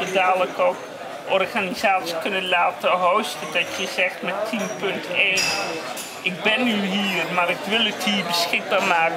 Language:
Dutch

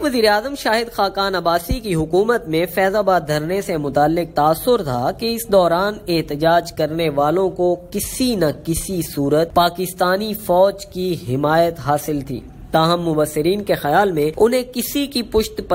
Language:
Hindi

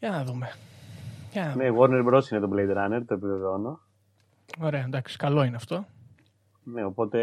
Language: Greek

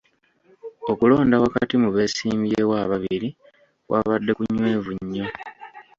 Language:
Ganda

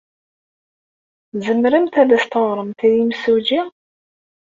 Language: Kabyle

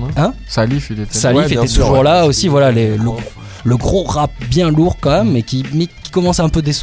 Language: French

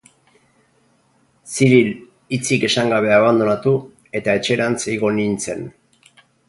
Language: Basque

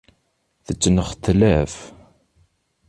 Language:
Kabyle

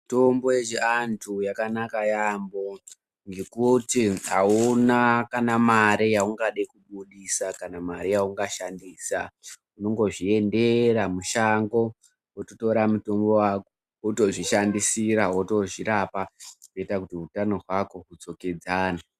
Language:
Ndau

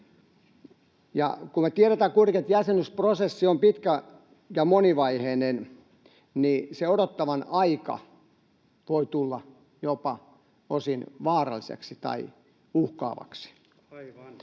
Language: Finnish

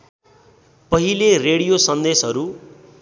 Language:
Nepali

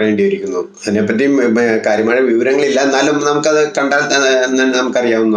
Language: Spanish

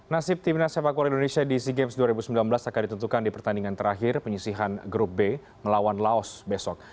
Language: Indonesian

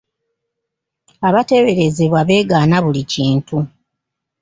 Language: Ganda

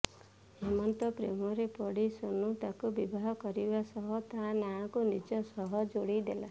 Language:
Odia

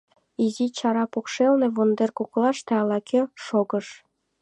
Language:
Mari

